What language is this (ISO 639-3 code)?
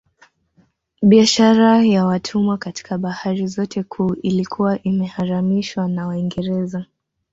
swa